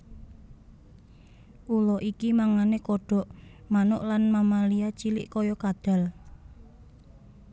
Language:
Javanese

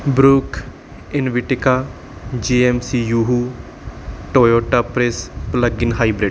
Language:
Punjabi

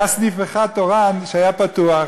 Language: Hebrew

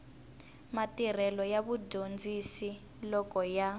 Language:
Tsonga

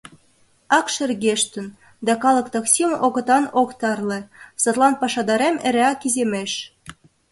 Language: Mari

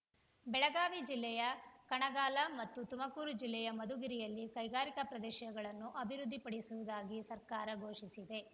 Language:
Kannada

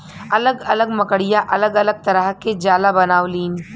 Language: Bhojpuri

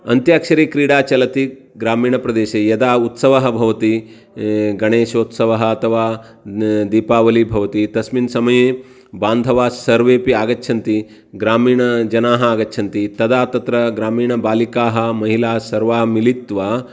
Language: Sanskrit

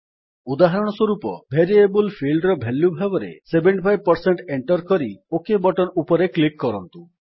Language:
Odia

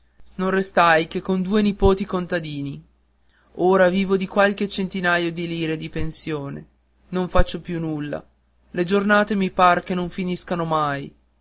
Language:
Italian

